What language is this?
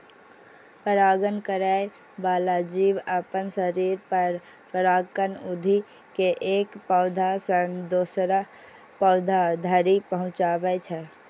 Maithili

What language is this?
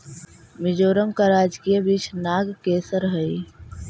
Magahi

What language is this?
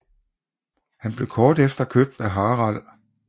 Danish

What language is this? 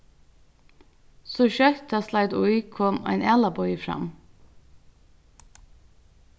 Faroese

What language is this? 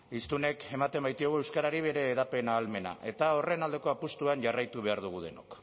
Basque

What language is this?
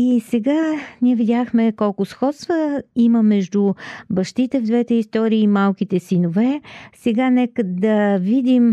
Bulgarian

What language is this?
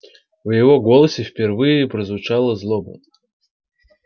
Russian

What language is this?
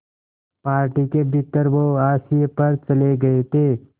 Hindi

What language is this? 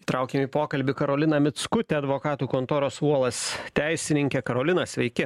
Lithuanian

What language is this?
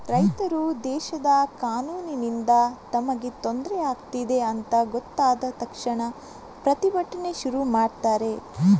Kannada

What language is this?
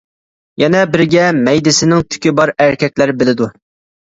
Uyghur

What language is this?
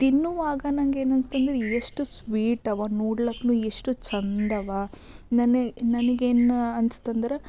Kannada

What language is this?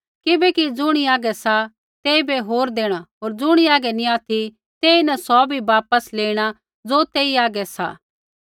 Kullu Pahari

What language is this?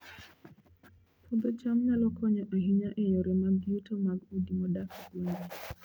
Luo (Kenya and Tanzania)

